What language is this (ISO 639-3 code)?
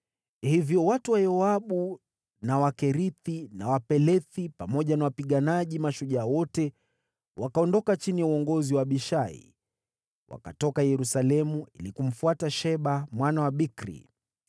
swa